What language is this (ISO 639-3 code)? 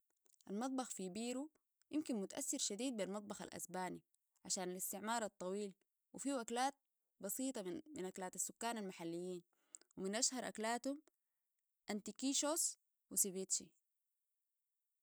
apd